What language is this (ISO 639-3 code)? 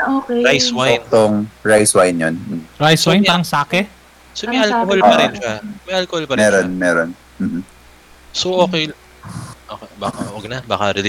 fil